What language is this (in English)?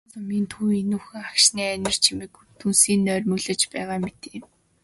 Mongolian